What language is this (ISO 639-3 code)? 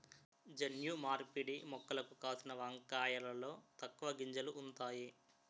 tel